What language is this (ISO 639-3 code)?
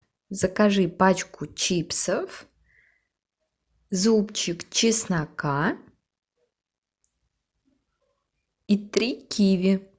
rus